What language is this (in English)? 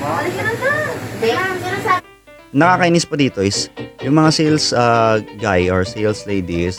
Filipino